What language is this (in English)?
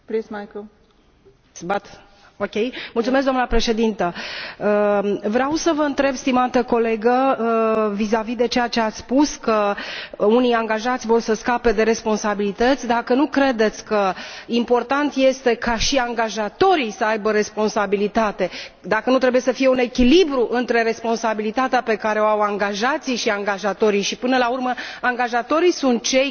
Romanian